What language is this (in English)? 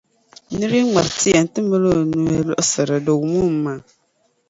Dagbani